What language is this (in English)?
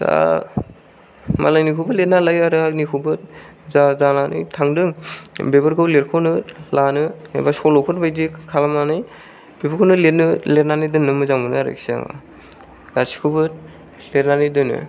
Bodo